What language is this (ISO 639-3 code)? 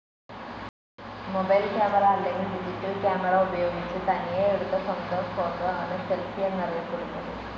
mal